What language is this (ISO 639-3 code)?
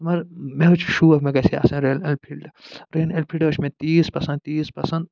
kas